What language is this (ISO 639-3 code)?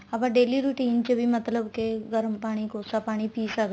pan